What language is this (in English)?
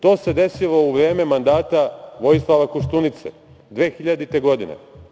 Serbian